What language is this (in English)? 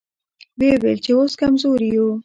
Pashto